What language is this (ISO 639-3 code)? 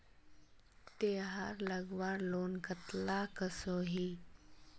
mag